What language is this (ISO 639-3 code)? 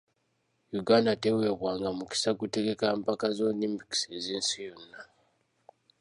lug